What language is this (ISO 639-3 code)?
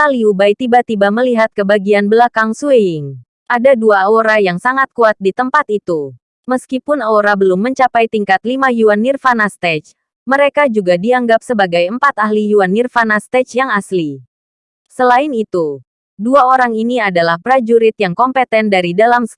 ind